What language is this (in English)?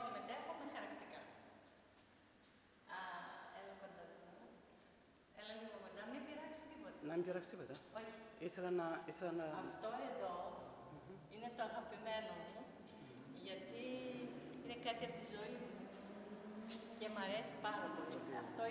Greek